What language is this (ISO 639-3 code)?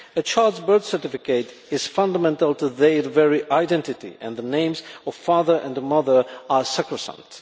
eng